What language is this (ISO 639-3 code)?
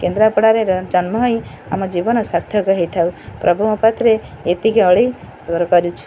ori